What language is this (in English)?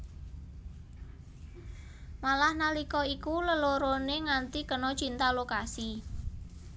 Javanese